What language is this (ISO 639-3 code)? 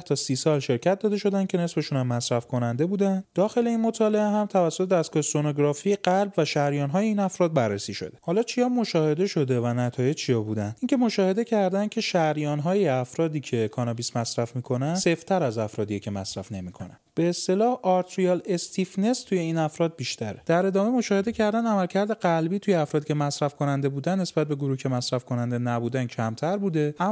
fas